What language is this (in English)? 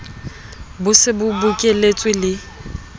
Southern Sotho